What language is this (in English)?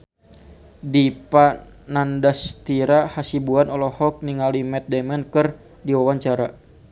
Sundanese